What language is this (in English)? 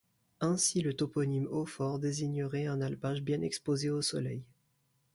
French